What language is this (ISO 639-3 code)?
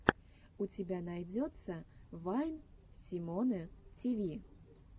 rus